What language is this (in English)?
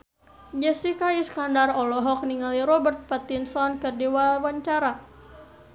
Sundanese